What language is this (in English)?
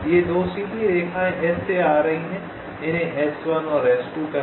Hindi